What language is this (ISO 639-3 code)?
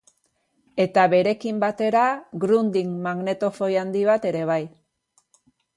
eus